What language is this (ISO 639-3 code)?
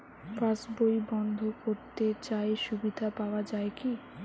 ben